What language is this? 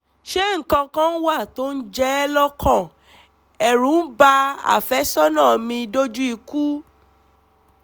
Yoruba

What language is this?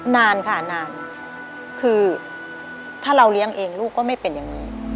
Thai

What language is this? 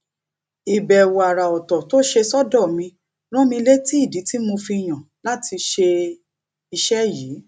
Yoruba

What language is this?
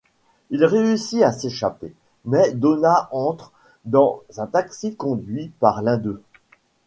French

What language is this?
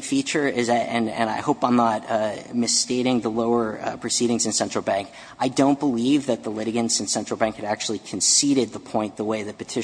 English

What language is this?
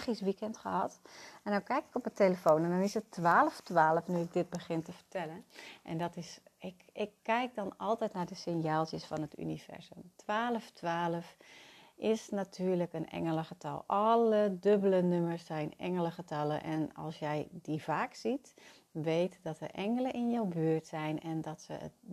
Dutch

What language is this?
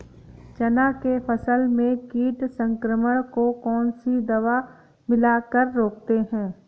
Hindi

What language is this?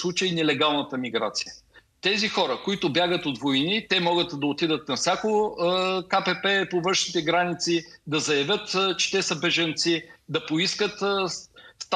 Bulgarian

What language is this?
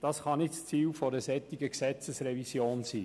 Swiss German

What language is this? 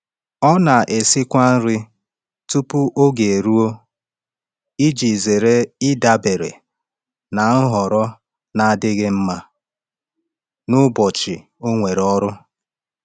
Igbo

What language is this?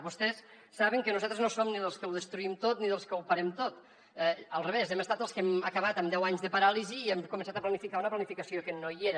Catalan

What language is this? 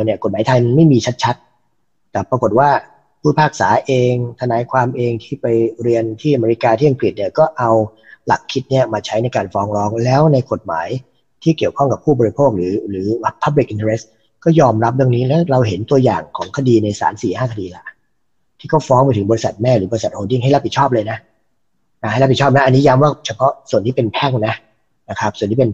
Thai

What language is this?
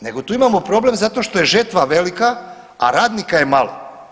Croatian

